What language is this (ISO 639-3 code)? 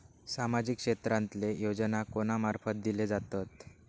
mar